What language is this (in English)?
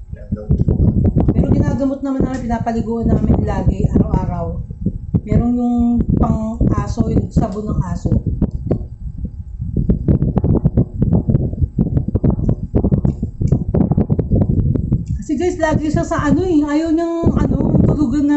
Filipino